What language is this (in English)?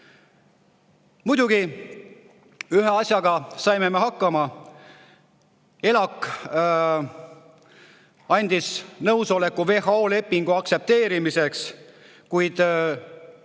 Estonian